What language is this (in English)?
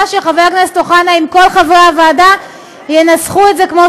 Hebrew